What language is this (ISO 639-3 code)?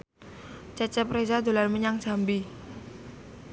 jav